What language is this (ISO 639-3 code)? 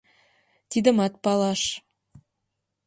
chm